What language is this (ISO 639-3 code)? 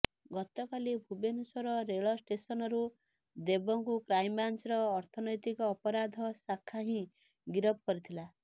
ori